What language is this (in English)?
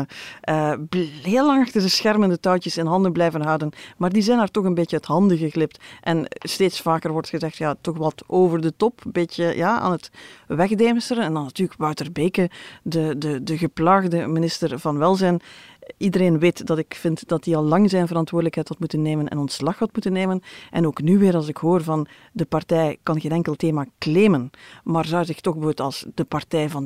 Dutch